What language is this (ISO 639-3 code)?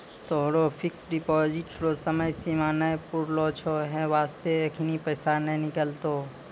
mai